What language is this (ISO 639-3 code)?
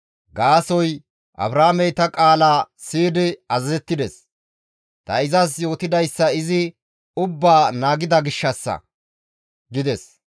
gmv